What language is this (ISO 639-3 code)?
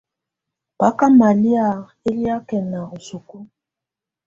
tvu